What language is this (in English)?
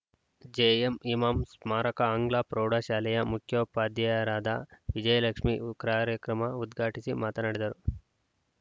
Kannada